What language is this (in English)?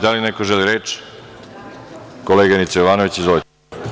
Serbian